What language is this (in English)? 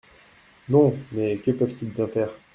French